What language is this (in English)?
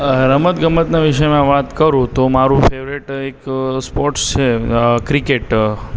Gujarati